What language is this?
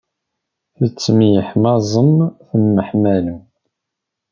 Kabyle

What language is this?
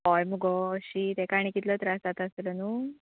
Konkani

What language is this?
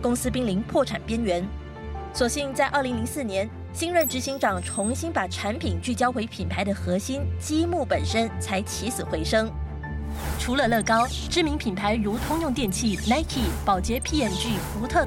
Chinese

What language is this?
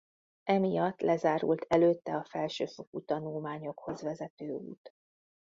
Hungarian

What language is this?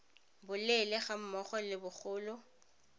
Tswana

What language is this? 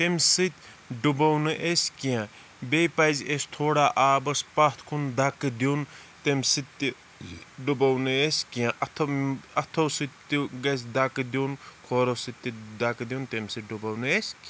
Kashmiri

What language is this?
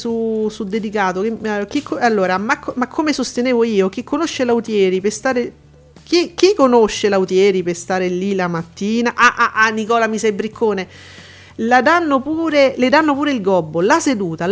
Italian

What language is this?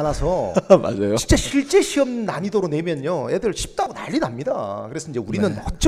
Korean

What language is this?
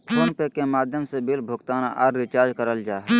Magahi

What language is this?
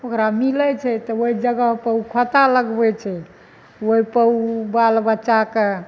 Maithili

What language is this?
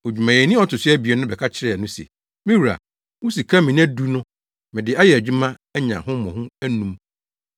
Akan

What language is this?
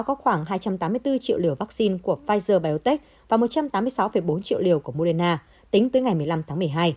Vietnamese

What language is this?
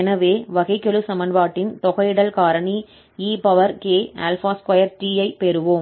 Tamil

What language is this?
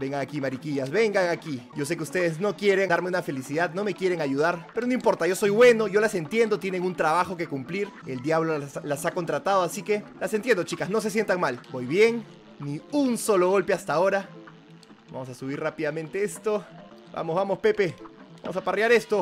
Spanish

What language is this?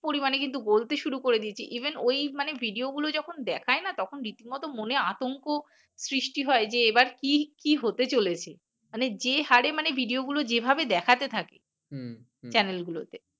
Bangla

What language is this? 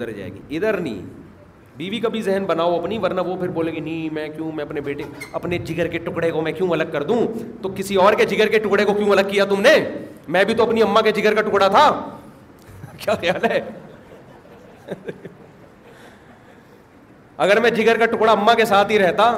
Urdu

